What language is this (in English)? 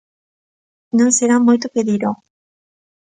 Galician